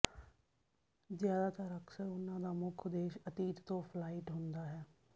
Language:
Punjabi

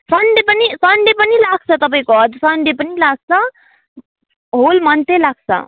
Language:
Nepali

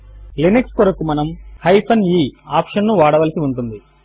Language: Telugu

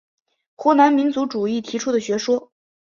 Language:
Chinese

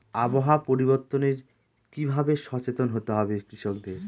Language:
Bangla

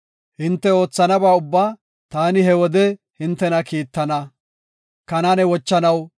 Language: Gofa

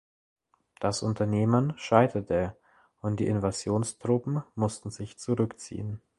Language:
German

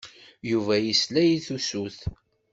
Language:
Kabyle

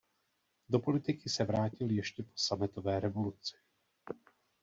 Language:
Czech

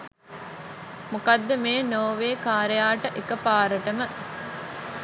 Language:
Sinhala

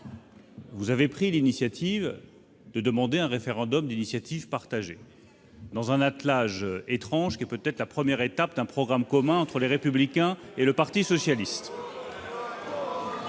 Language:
French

